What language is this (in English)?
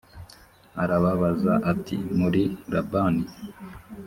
Kinyarwanda